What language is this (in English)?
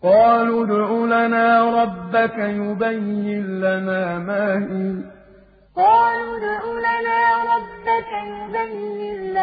Arabic